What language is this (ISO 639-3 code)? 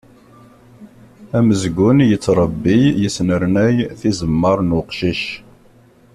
kab